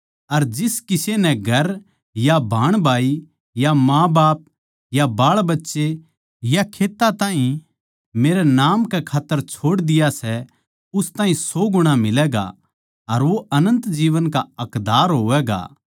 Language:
Haryanvi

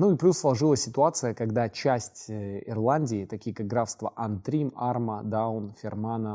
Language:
Russian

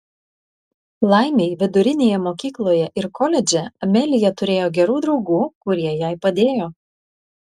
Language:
Lithuanian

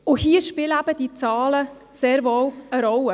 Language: Swiss German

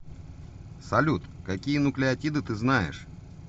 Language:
Russian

